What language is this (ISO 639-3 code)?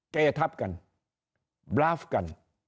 tha